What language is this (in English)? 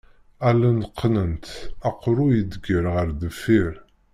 Kabyle